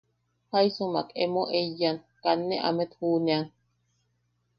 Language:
Yaqui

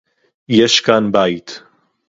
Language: Hebrew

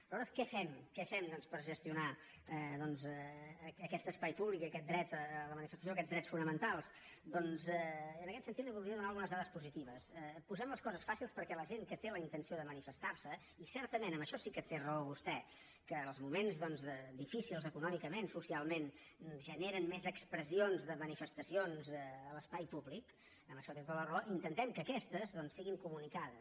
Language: Catalan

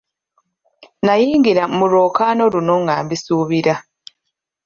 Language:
Ganda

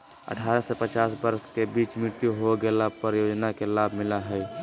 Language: Magahi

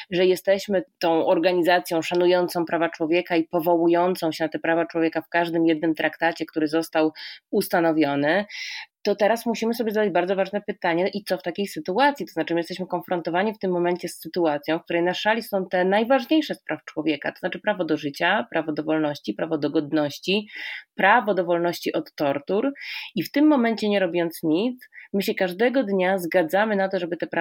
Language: Polish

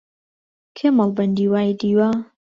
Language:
Central Kurdish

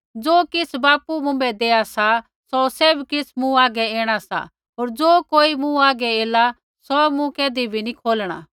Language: Kullu Pahari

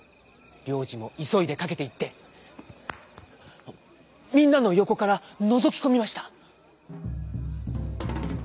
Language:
Japanese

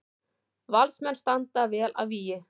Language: Icelandic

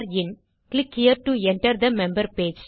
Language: Tamil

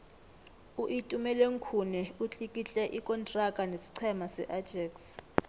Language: South Ndebele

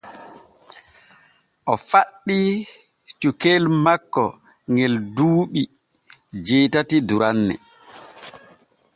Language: Borgu Fulfulde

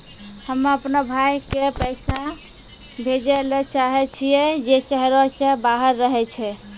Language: Maithili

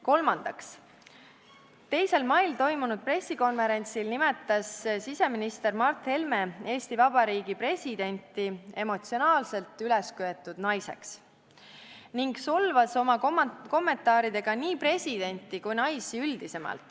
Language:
Estonian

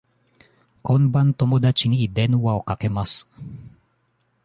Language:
Japanese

